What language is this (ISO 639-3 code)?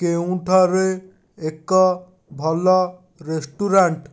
ori